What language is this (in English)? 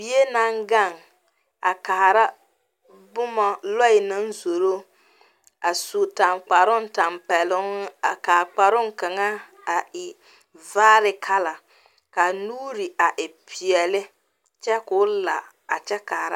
Southern Dagaare